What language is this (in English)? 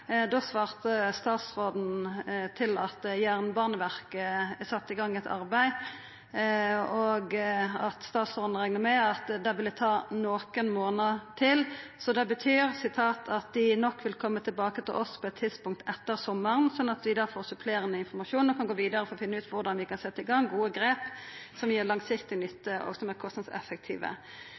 Norwegian Nynorsk